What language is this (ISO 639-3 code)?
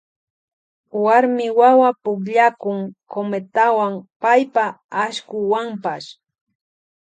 qvj